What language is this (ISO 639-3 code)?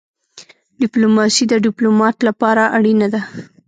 pus